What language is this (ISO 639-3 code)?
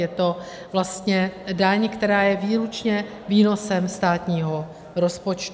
ces